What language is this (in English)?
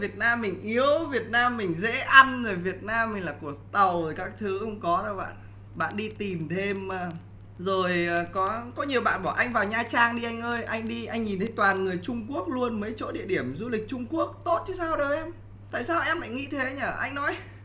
Vietnamese